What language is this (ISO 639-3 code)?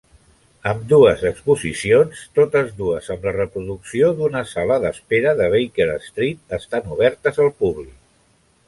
cat